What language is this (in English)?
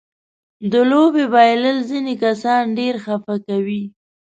Pashto